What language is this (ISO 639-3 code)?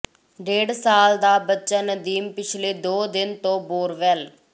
pan